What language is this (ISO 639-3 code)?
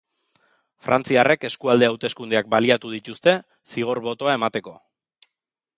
eus